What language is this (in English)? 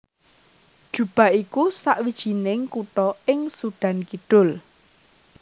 Javanese